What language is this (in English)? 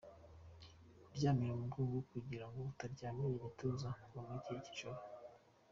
Kinyarwanda